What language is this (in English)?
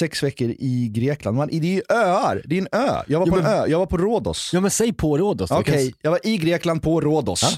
Swedish